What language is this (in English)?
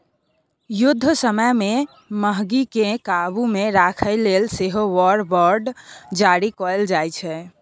Maithili